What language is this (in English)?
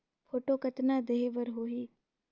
Chhattisgarhi